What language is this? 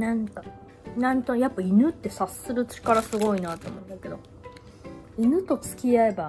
Japanese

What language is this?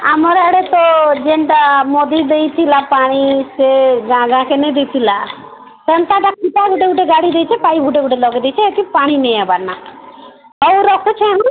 Odia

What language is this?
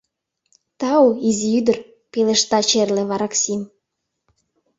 Mari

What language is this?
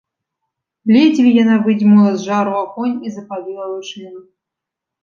Belarusian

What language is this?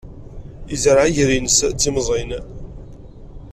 Kabyle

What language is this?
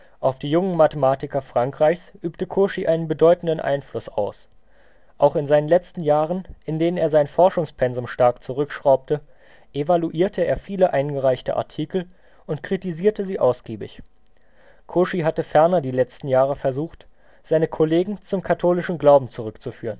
German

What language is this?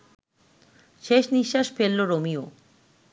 Bangla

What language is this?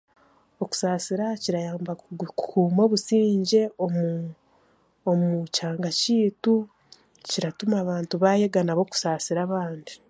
Chiga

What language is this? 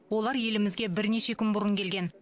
Kazakh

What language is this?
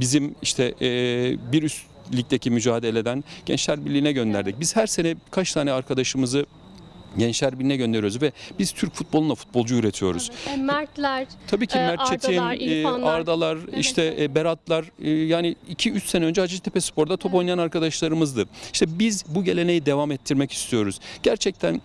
Turkish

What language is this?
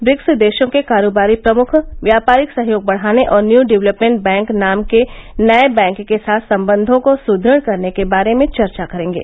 Hindi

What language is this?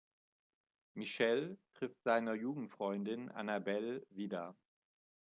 German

